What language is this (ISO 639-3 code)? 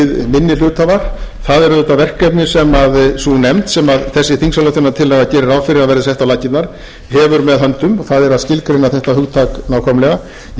isl